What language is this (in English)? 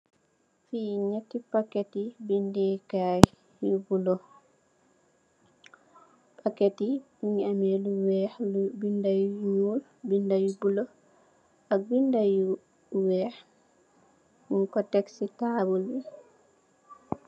Wolof